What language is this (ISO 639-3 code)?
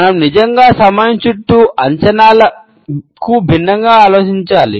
tel